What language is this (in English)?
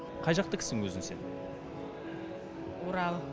Kazakh